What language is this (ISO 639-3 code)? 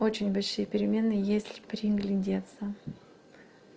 rus